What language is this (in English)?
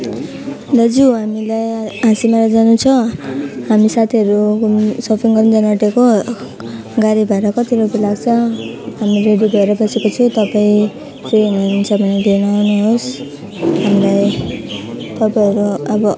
Nepali